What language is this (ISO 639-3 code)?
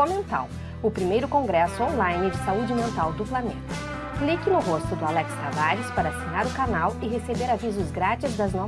por